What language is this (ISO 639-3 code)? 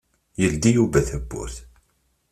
kab